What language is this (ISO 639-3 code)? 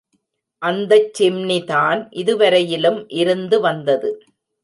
tam